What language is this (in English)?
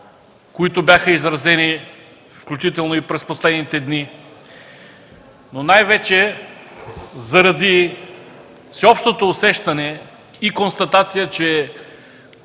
Bulgarian